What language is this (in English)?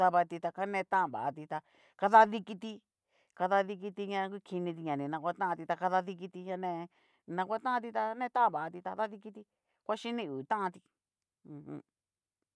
Cacaloxtepec Mixtec